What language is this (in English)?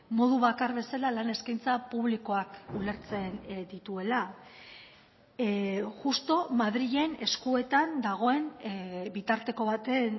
Basque